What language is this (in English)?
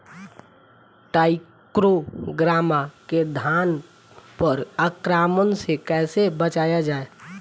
Bhojpuri